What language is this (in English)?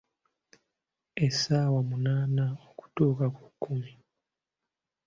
Ganda